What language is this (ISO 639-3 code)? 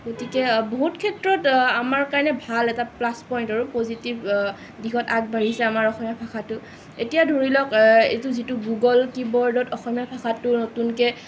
asm